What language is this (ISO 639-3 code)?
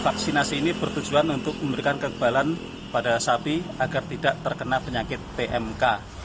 ind